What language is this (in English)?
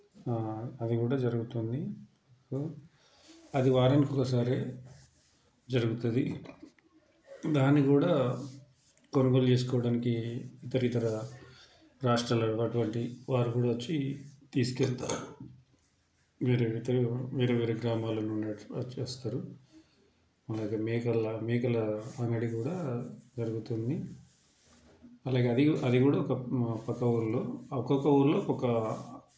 Telugu